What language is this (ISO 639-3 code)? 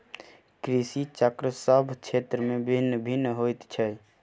mai